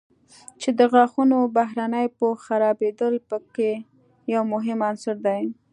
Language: Pashto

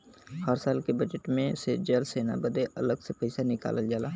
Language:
Bhojpuri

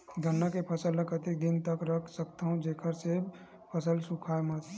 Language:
Chhattisgarhi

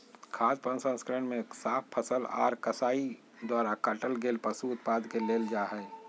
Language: Magahi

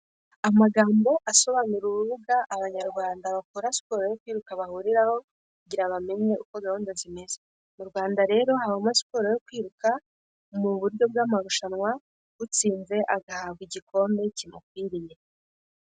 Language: Kinyarwanda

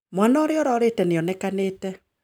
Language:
Kikuyu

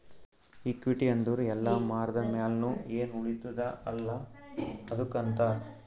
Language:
Kannada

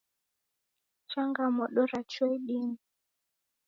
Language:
Taita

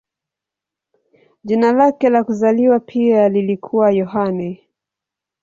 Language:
Swahili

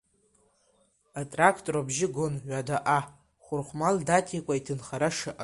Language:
Abkhazian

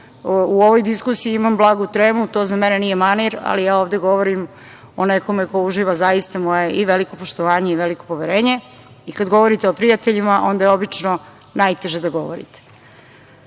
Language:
Serbian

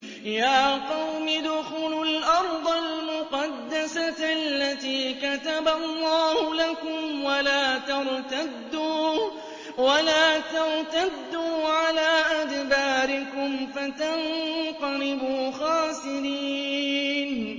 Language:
Arabic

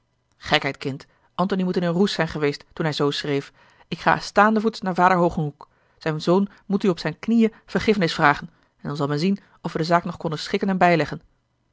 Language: Dutch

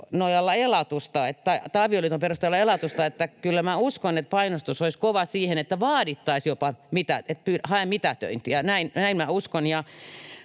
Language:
Finnish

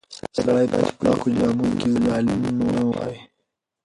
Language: Pashto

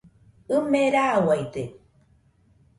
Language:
Nüpode Huitoto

